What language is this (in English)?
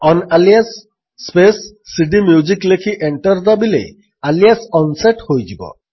Odia